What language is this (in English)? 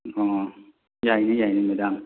Manipuri